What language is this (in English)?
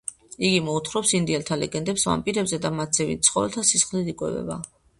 Georgian